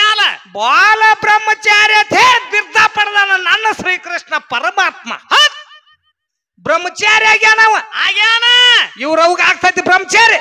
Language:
Kannada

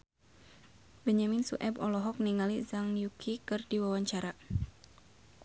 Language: Sundanese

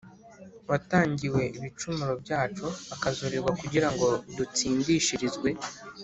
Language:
Kinyarwanda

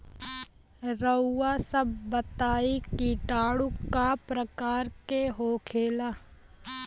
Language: Bhojpuri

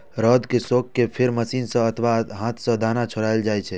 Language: Maithili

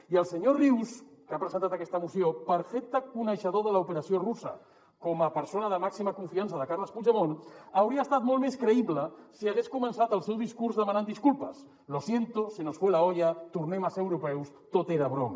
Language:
Catalan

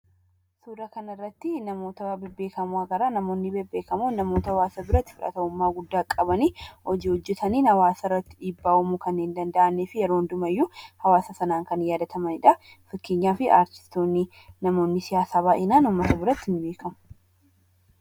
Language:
Oromo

